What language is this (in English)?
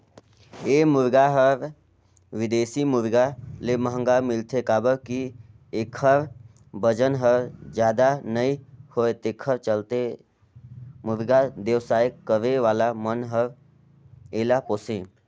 Chhattisgarhi